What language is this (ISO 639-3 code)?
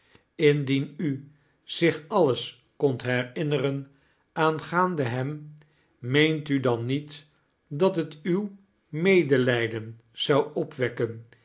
nld